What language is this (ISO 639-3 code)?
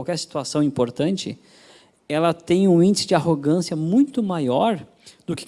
por